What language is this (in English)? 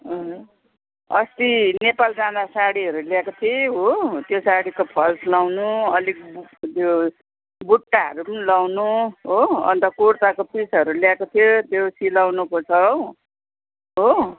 Nepali